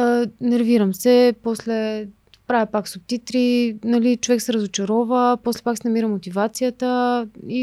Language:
Bulgarian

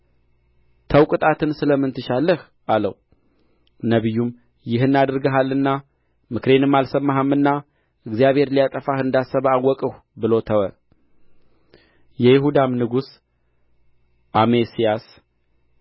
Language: Amharic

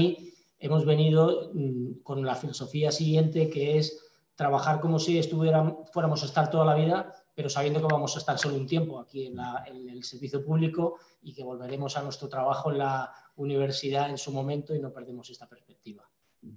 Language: Spanish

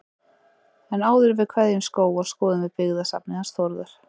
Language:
Icelandic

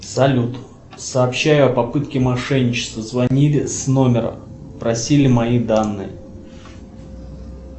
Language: Russian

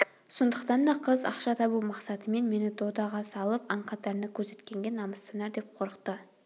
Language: Kazakh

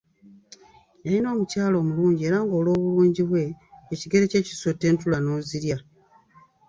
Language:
Ganda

